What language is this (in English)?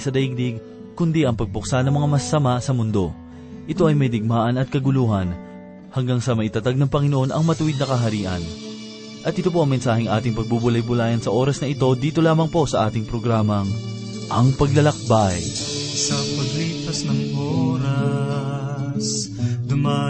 Filipino